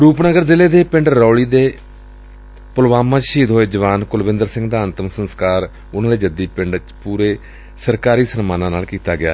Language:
Punjabi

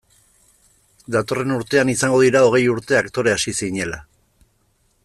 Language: Basque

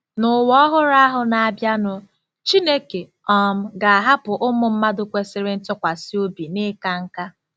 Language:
Igbo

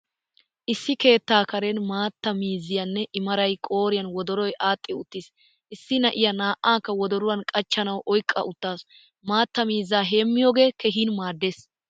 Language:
Wolaytta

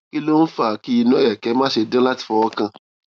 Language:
Yoruba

